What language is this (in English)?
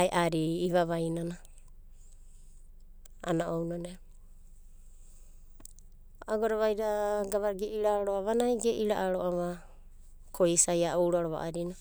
Abadi